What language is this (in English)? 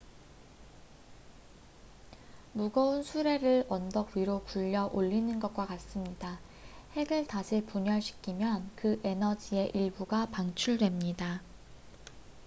Korean